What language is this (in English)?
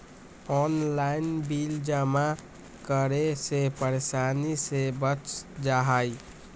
Magahi